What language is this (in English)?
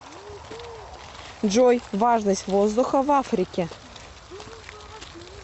Russian